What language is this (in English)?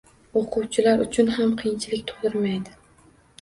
Uzbek